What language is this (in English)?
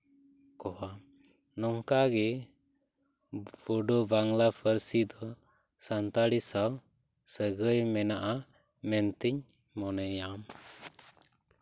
Santali